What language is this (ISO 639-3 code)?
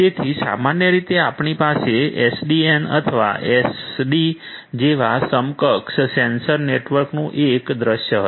guj